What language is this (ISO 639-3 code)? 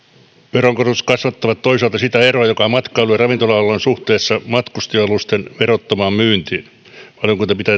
fin